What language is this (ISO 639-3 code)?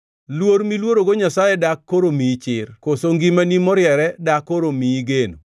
luo